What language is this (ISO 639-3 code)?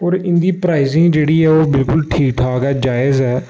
doi